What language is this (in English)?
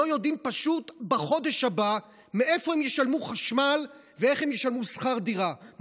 Hebrew